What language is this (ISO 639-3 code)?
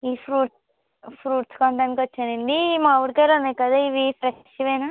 tel